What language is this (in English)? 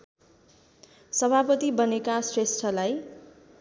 Nepali